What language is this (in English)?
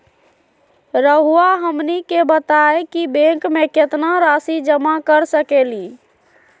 Magahi